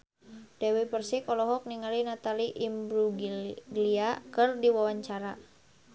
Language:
Sundanese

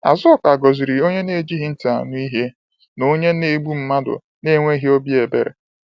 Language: Igbo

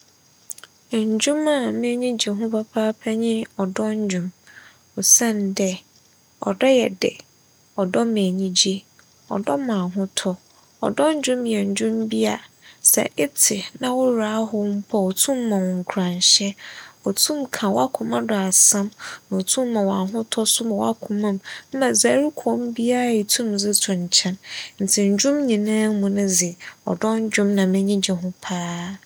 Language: Akan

